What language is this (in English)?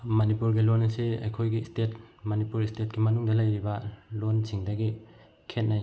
Manipuri